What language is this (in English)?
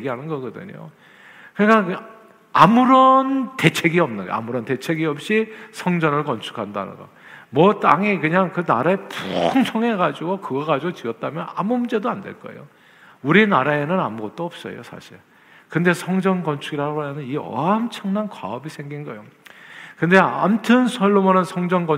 Korean